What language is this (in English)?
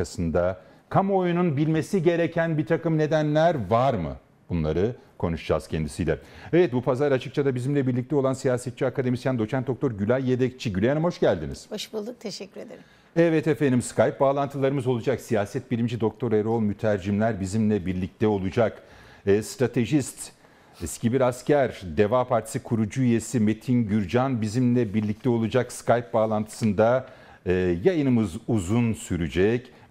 Turkish